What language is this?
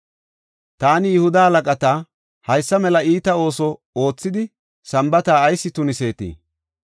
Gofa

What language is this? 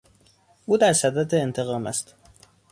Persian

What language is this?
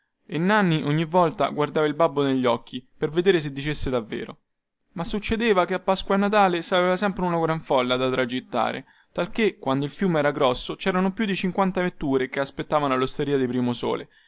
Italian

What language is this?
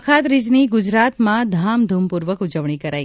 Gujarati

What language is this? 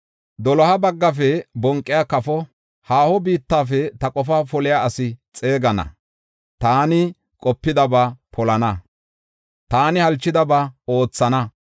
Gofa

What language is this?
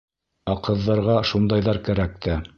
Bashkir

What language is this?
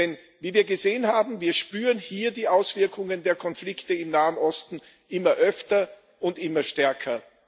German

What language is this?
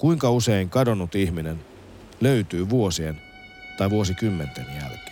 Finnish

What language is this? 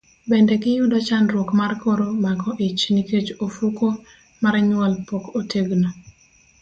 Luo (Kenya and Tanzania)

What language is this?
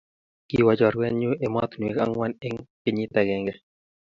Kalenjin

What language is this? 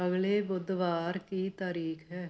Punjabi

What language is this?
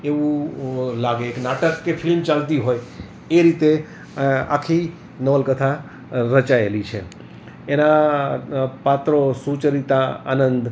Gujarati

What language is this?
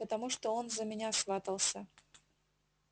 Russian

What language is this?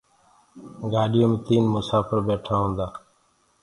Gurgula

